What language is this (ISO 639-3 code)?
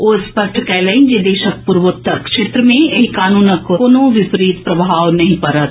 mai